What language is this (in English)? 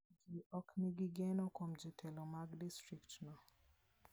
Luo (Kenya and Tanzania)